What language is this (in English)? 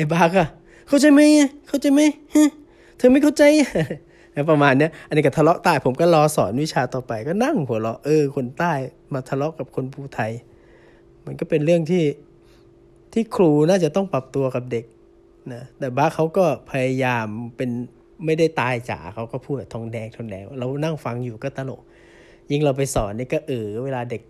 Thai